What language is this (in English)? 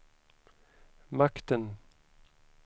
Swedish